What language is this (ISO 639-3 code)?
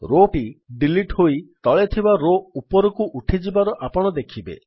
ori